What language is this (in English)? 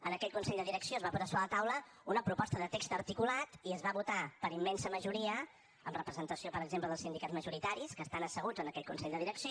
Catalan